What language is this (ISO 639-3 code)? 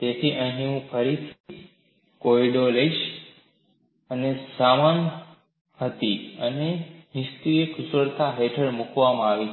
guj